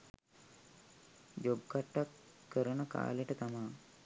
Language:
Sinhala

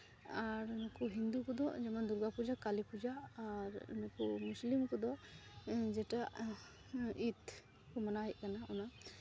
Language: Santali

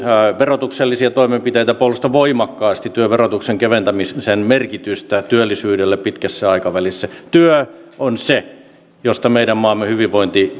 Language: Finnish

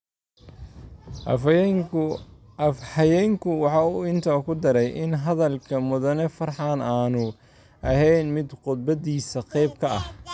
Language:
Somali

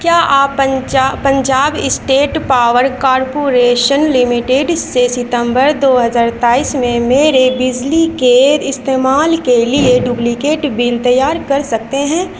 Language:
Urdu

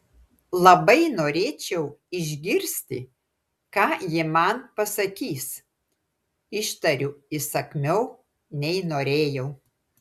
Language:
Lithuanian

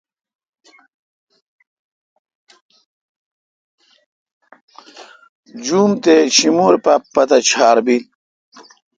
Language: Kalkoti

